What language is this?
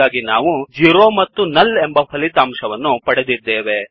Kannada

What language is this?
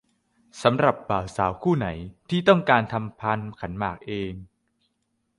Thai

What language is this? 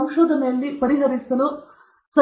Kannada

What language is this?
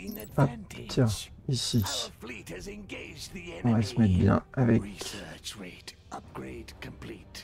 French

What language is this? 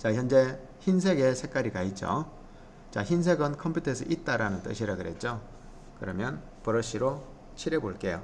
Korean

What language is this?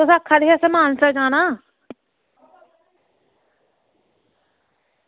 Dogri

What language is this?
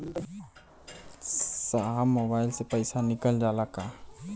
Bhojpuri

